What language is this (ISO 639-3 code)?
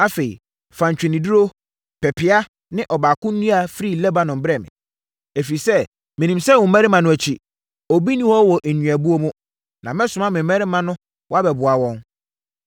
aka